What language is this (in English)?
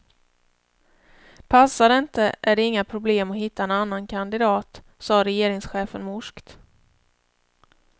Swedish